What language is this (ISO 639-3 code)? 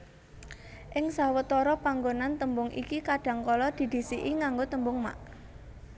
jav